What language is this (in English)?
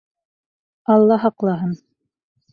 Bashkir